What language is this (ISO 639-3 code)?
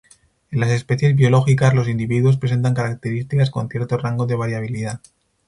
spa